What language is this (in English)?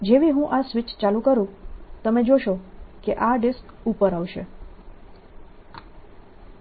Gujarati